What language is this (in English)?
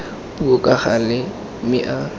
Tswana